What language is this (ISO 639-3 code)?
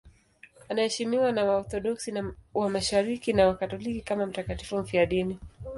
swa